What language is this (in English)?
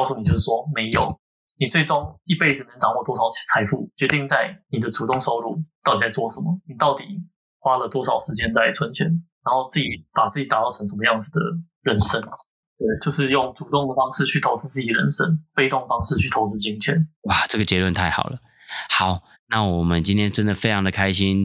Chinese